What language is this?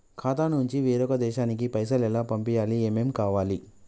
Telugu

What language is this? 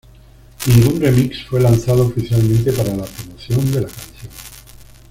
Spanish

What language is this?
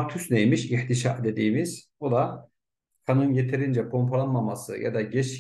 Turkish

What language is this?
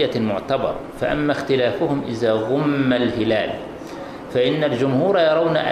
Arabic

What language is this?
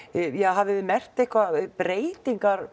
Icelandic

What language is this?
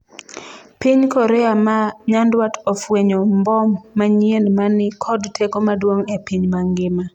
Luo (Kenya and Tanzania)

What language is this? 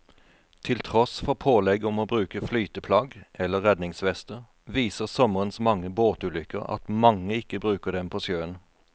Norwegian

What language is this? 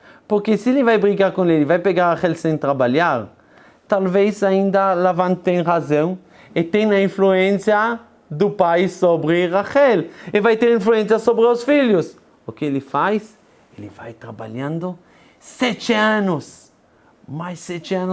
Portuguese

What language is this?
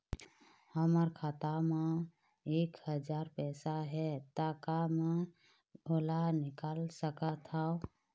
Chhattisgarhi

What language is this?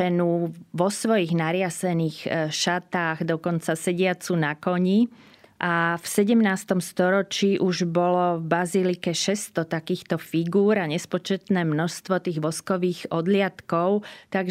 Slovak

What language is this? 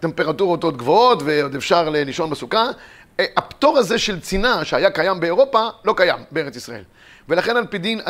Hebrew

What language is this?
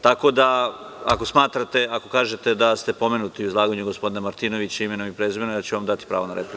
Serbian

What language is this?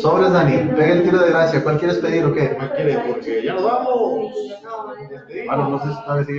Spanish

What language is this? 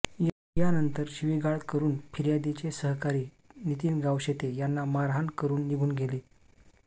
Marathi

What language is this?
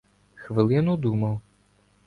Ukrainian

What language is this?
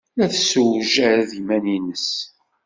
Kabyle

